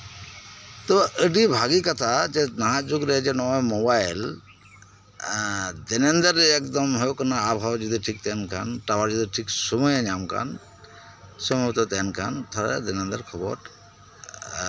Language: Santali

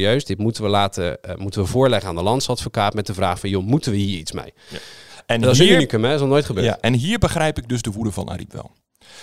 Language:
Dutch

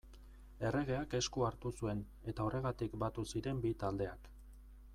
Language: Basque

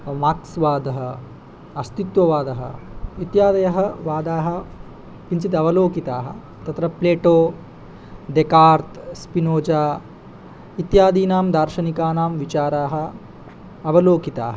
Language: Sanskrit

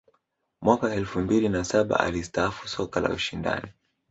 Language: Swahili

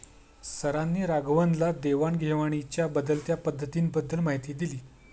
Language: Marathi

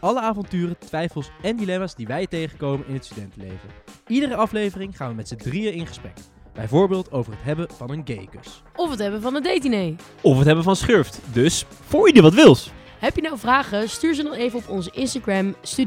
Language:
Dutch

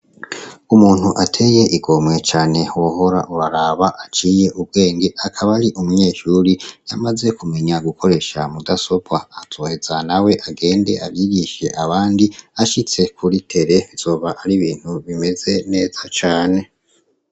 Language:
Rundi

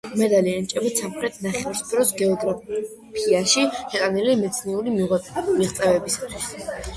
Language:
Georgian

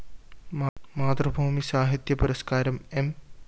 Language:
Malayalam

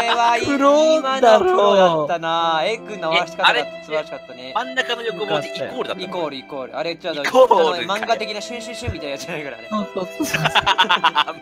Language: Japanese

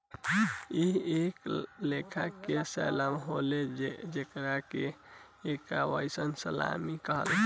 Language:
Bhojpuri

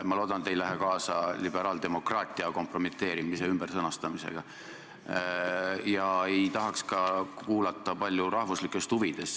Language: Estonian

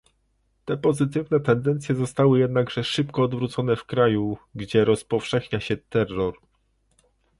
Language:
Polish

